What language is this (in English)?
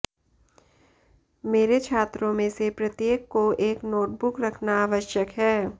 Hindi